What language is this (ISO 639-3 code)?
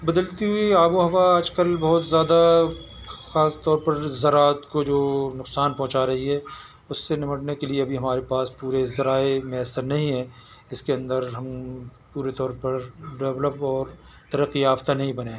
urd